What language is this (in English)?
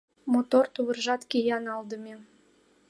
Mari